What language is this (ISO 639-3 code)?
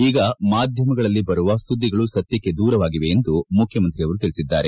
kan